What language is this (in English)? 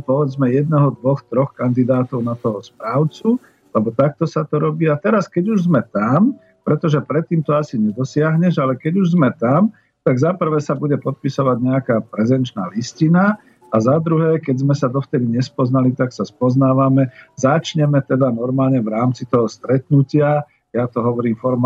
Slovak